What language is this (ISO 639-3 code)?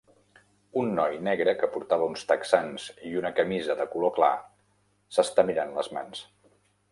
cat